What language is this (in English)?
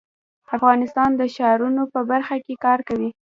Pashto